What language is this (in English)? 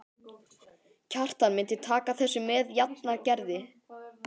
Icelandic